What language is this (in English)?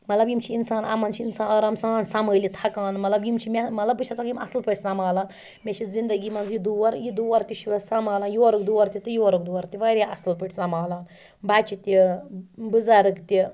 Kashmiri